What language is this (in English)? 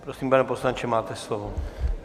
Czech